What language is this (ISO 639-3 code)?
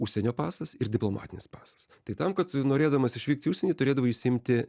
lit